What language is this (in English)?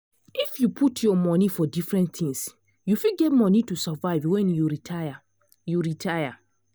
Nigerian Pidgin